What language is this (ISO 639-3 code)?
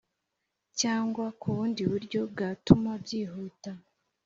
kin